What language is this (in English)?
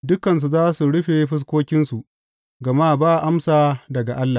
Hausa